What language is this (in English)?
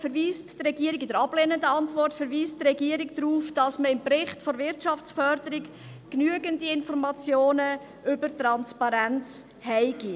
Swiss German